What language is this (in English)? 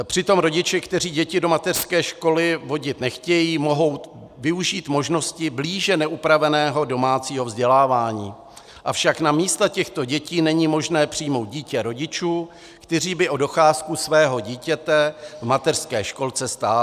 Czech